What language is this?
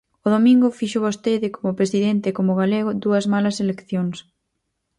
Galician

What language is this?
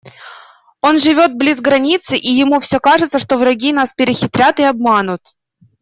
Russian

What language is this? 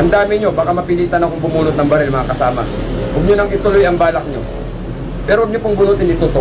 Filipino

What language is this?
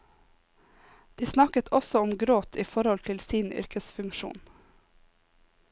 Norwegian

